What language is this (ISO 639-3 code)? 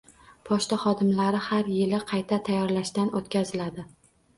uzb